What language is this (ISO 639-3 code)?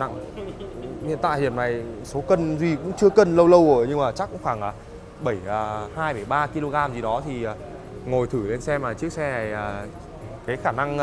vie